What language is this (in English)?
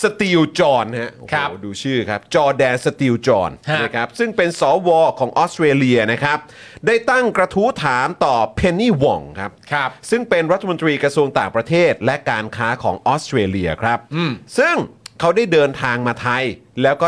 Thai